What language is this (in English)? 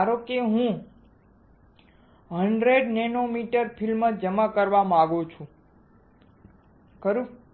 Gujarati